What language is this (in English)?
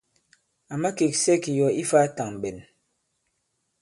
Bankon